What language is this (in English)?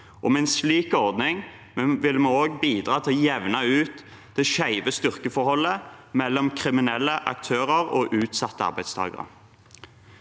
Norwegian